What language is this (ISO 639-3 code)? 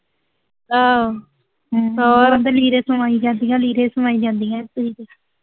pan